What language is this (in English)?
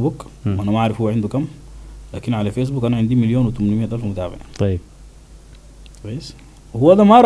Arabic